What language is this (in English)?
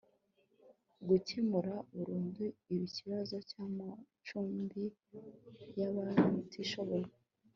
Kinyarwanda